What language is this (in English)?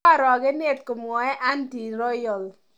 Kalenjin